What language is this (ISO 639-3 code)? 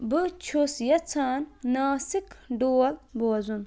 kas